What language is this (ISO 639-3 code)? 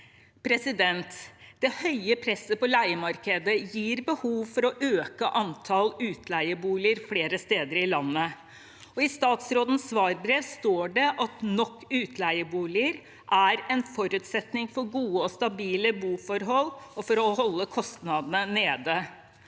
nor